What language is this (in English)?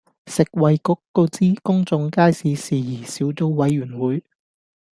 Cantonese